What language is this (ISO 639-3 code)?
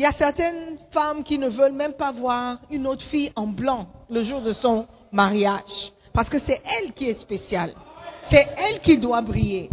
fra